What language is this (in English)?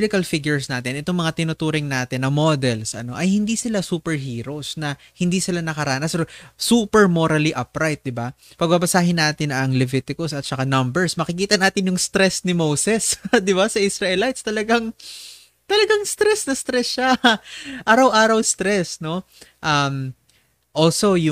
Filipino